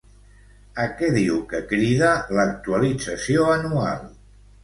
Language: Catalan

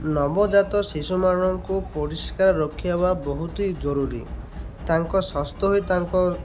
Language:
Odia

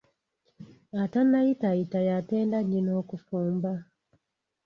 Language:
Ganda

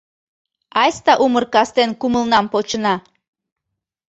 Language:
Mari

